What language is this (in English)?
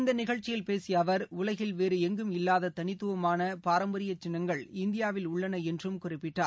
Tamil